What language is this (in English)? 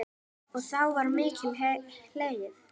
Icelandic